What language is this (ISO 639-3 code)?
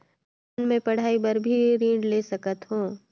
hne